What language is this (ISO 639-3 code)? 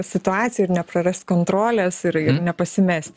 lit